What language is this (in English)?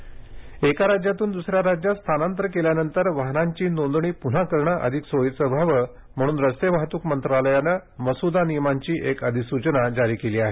Marathi